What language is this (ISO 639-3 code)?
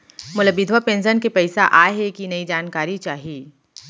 hne